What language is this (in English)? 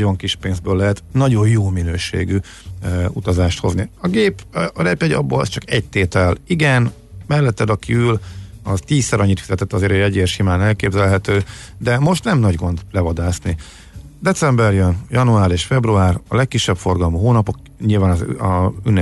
Hungarian